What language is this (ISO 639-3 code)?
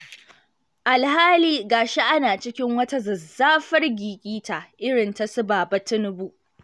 hau